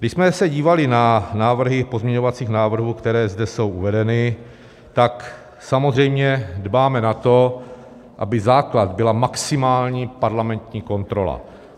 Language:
Czech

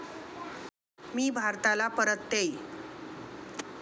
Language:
Marathi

